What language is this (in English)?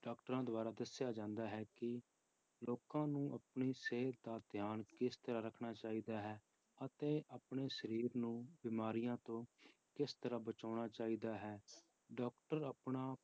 Punjabi